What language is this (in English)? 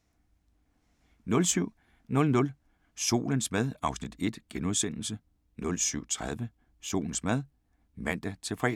Danish